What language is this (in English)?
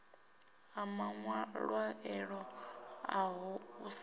Venda